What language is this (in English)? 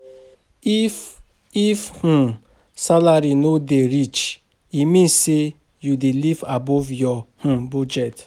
Nigerian Pidgin